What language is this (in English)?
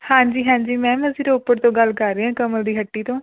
Punjabi